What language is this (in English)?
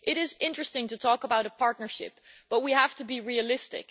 English